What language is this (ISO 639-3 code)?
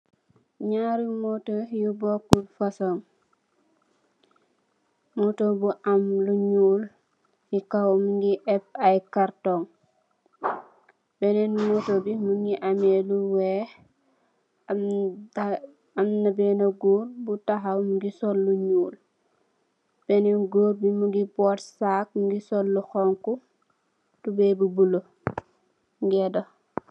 wol